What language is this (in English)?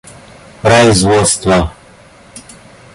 Russian